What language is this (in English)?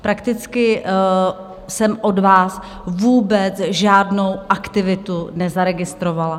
Czech